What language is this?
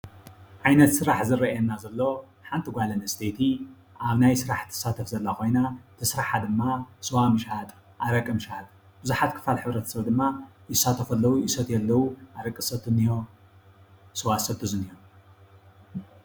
Tigrinya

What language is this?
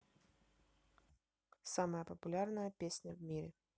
Russian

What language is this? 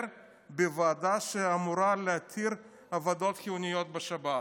Hebrew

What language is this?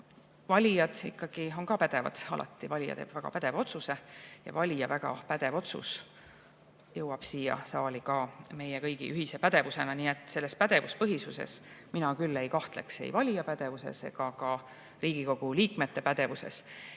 Estonian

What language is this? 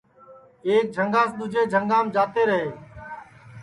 Sansi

